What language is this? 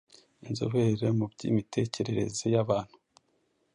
Kinyarwanda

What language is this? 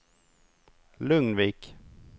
Swedish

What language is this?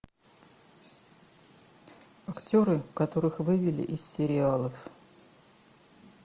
Russian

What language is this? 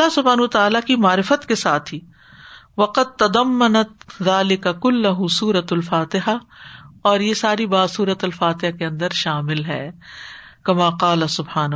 Urdu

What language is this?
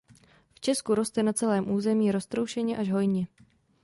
Czech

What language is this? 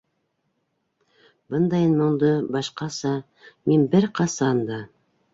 Bashkir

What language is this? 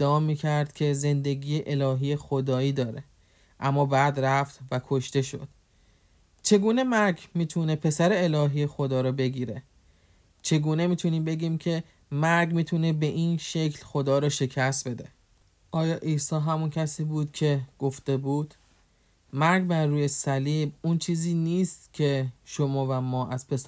Persian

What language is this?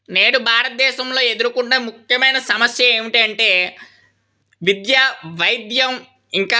Telugu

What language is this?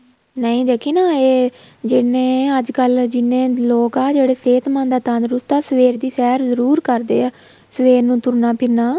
Punjabi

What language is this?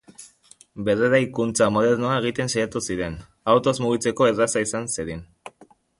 Basque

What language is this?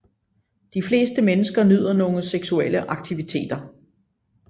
Danish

